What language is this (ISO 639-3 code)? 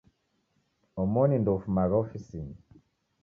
dav